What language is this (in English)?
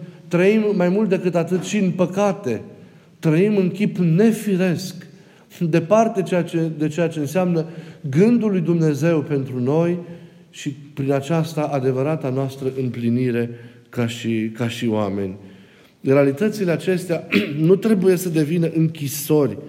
Romanian